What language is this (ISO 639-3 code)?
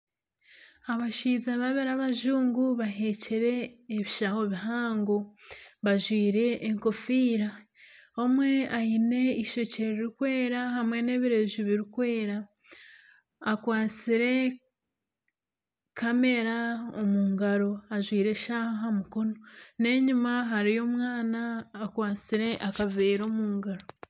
nyn